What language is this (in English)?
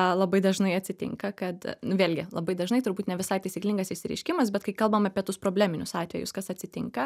Lithuanian